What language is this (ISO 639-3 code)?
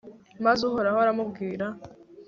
kin